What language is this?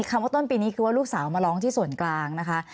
Thai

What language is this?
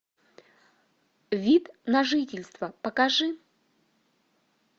Russian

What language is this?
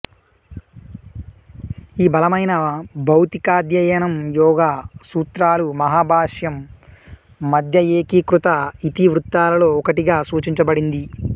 Telugu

